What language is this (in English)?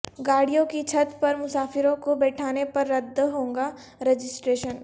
Urdu